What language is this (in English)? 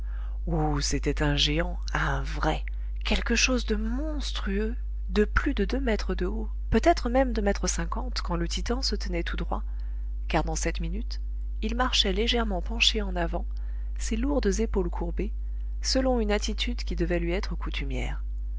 French